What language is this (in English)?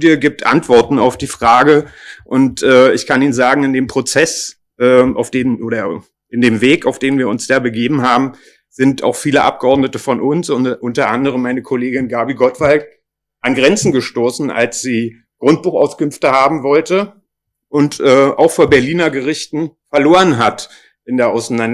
German